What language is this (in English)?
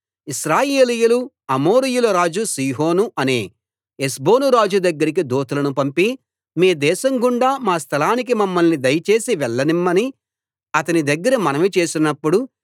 Telugu